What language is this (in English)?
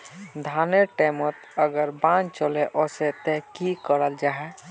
Magahi